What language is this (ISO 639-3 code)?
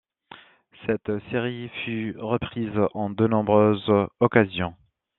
fra